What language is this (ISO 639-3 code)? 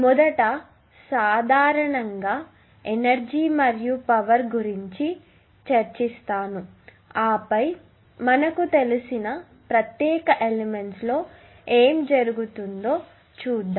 tel